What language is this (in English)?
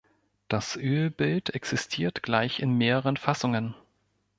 German